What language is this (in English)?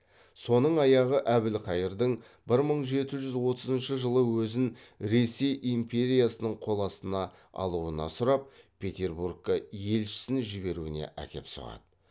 Kazakh